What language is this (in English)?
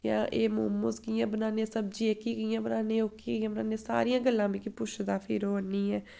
Dogri